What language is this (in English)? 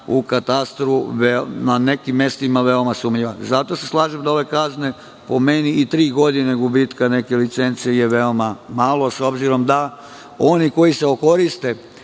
Serbian